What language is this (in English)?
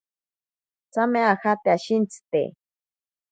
Ashéninka Perené